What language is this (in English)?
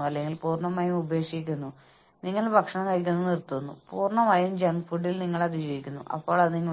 Malayalam